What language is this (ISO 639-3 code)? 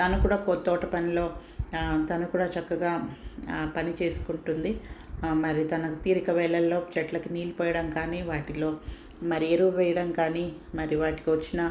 tel